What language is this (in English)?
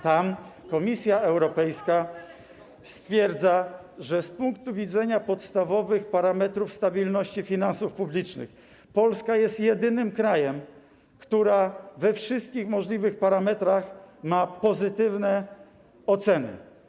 Polish